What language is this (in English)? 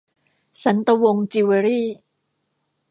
Thai